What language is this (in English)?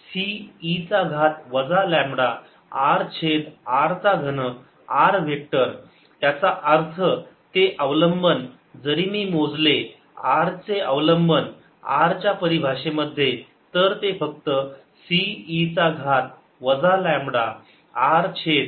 Marathi